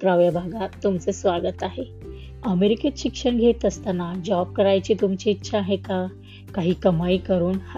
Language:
Marathi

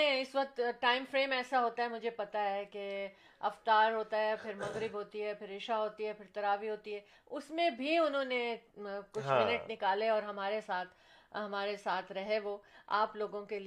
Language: Urdu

